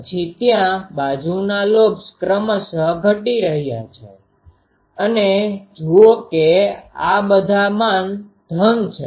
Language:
Gujarati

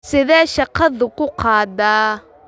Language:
Somali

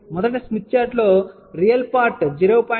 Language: Telugu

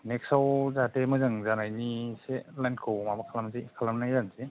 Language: Bodo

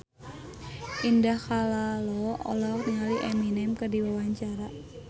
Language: Sundanese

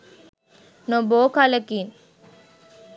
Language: Sinhala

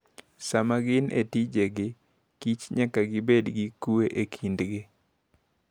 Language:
Luo (Kenya and Tanzania)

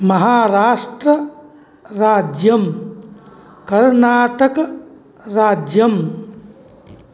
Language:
Sanskrit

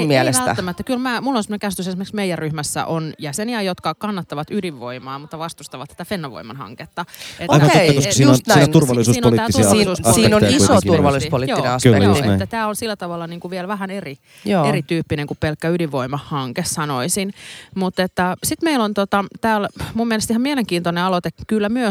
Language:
Finnish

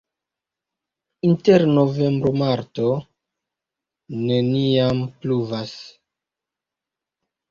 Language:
Esperanto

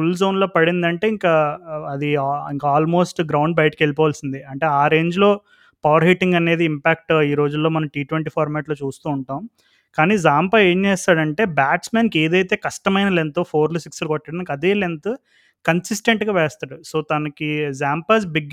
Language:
Telugu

